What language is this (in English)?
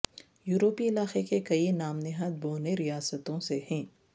Urdu